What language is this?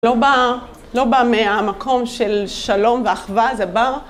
Hebrew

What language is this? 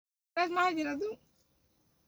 Somali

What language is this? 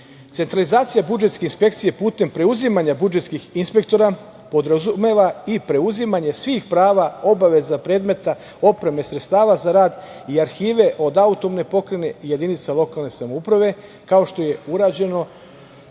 Serbian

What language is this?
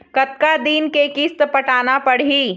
Chhattisgarhi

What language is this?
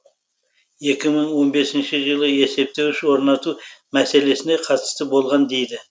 Kazakh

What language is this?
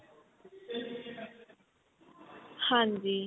Punjabi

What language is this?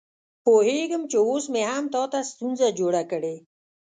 Pashto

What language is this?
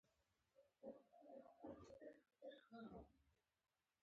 Pashto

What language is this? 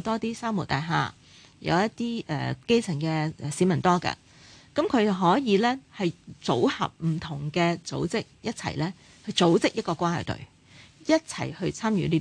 Chinese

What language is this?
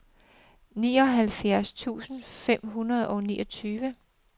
Danish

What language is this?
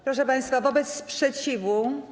Polish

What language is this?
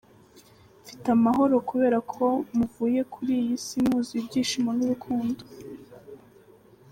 Kinyarwanda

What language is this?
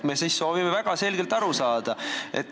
Estonian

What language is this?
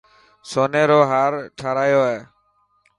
Dhatki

